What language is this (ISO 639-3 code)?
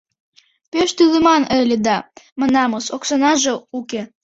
chm